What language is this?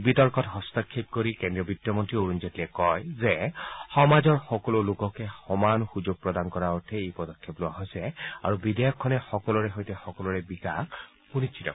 Assamese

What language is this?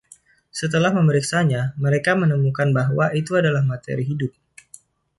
Indonesian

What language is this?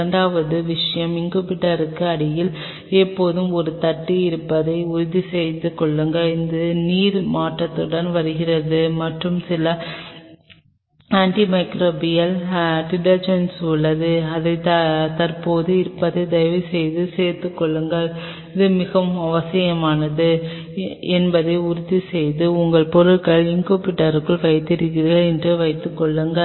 Tamil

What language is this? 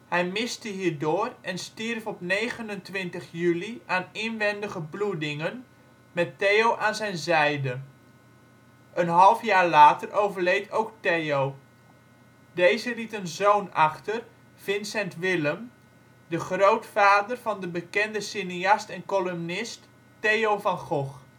Dutch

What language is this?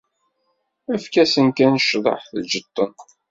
Kabyle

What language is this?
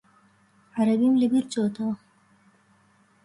Central Kurdish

